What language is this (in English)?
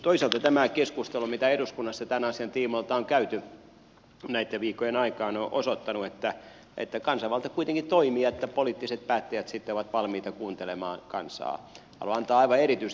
Finnish